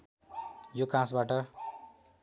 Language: Nepali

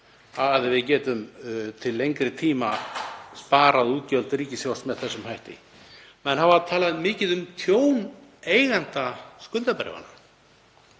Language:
Icelandic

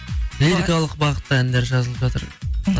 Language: Kazakh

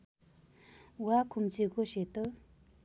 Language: Nepali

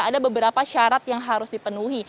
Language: Indonesian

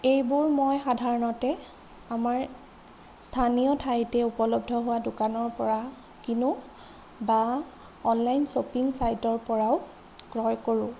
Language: Assamese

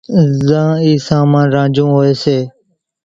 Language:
Kachi Koli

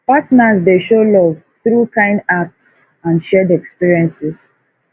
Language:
Nigerian Pidgin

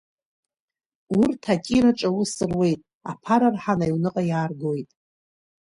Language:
Abkhazian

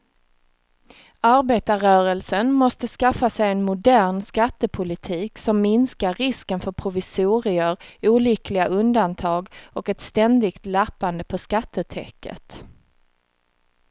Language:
Swedish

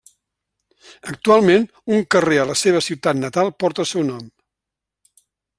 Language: Catalan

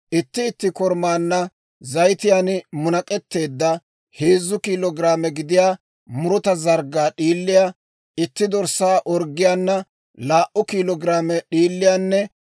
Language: Dawro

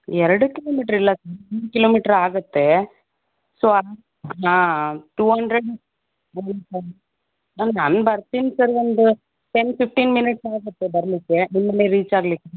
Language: Kannada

